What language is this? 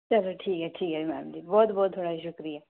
Dogri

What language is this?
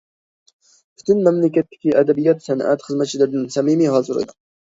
Uyghur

